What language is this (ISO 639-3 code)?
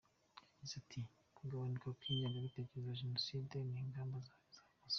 kin